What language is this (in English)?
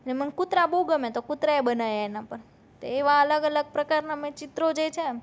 Gujarati